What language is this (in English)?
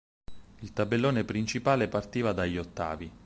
Italian